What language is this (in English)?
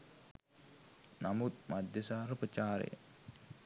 Sinhala